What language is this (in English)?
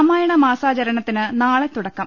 Malayalam